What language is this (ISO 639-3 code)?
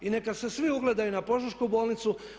hrv